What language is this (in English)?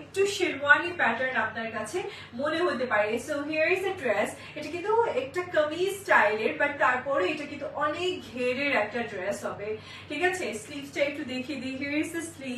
Bangla